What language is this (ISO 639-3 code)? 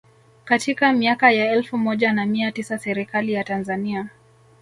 swa